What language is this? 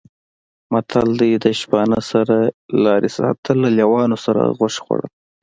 Pashto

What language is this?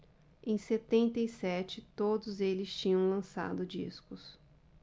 Portuguese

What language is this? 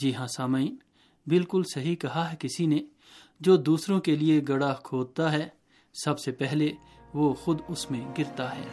Urdu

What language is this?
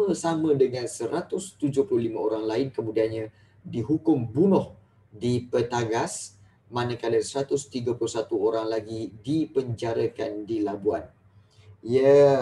Malay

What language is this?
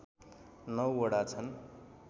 Nepali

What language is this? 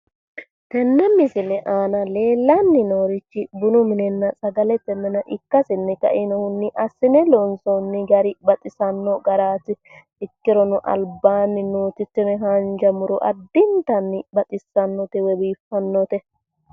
Sidamo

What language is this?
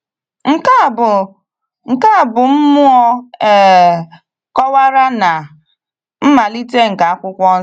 Igbo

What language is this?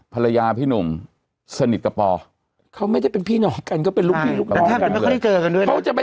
Thai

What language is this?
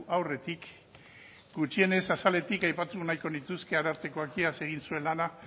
Basque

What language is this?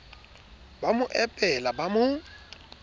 Southern Sotho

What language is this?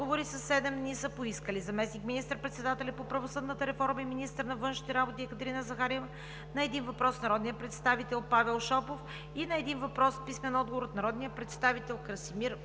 Bulgarian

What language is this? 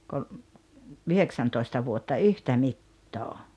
Finnish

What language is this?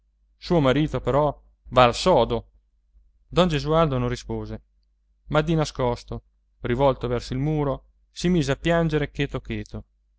Italian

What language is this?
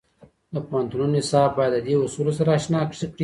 Pashto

